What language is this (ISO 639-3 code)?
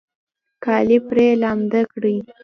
pus